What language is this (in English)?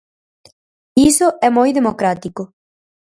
Galician